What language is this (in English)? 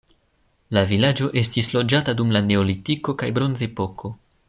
Esperanto